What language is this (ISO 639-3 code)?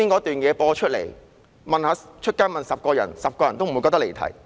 yue